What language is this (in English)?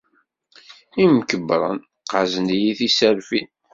Kabyle